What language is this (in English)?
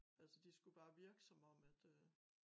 Danish